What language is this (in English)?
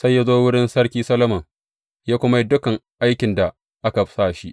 Hausa